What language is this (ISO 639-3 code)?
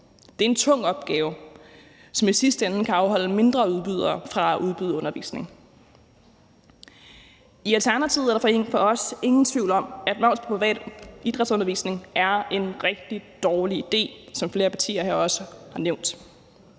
dan